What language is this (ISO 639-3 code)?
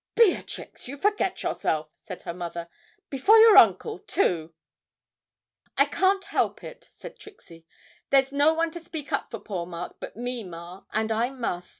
eng